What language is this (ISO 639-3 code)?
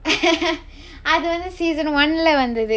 eng